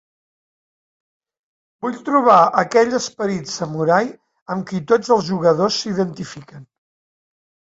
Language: Catalan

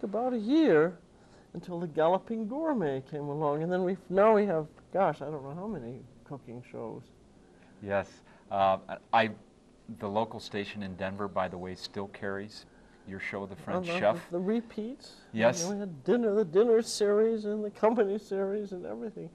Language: English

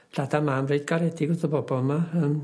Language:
Welsh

